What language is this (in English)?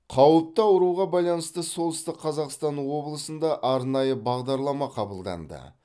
Kazakh